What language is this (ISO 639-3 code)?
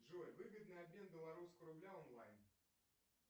rus